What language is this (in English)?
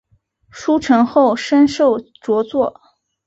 Chinese